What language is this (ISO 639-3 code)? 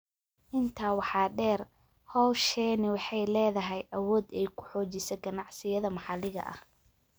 som